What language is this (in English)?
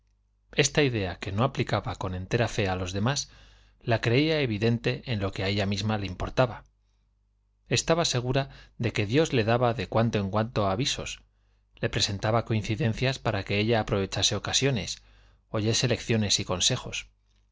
Spanish